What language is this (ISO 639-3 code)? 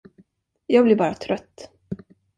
swe